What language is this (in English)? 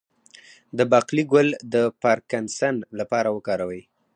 Pashto